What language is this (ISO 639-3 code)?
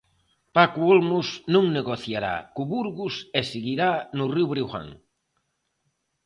glg